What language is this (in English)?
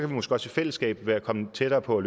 Danish